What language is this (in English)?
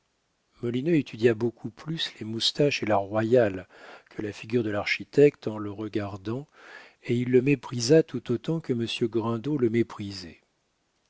French